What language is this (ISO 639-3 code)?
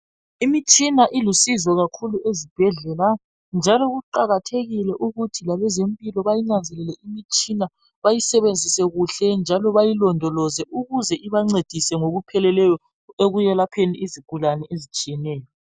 nde